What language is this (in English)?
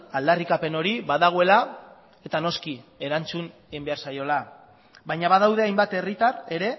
Basque